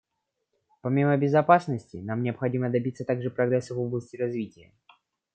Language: Russian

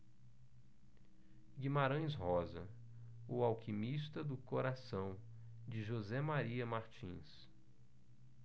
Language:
Portuguese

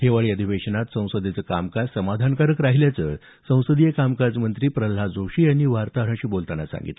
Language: Marathi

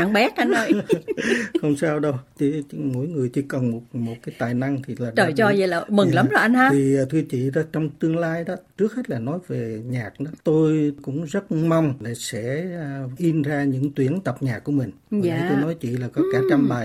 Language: Vietnamese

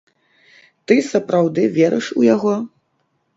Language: Belarusian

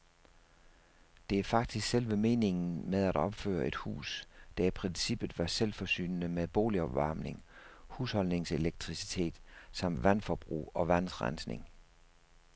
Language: Danish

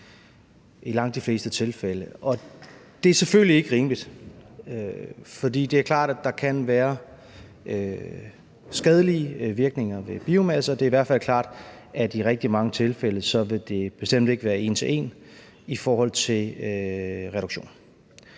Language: Danish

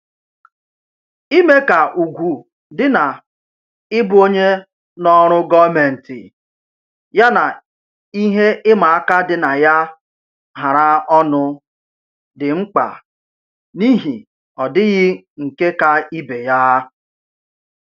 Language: Igbo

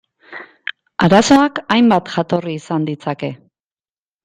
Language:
Basque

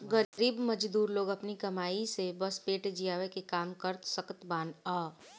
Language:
Bhojpuri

